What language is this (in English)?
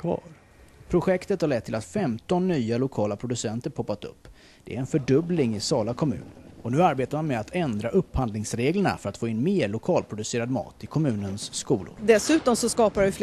Swedish